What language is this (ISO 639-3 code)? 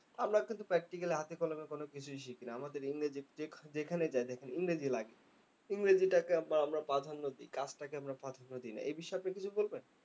ben